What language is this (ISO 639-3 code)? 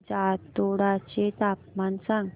mar